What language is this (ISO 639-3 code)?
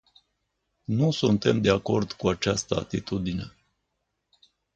ron